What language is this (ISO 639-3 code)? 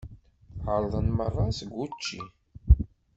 kab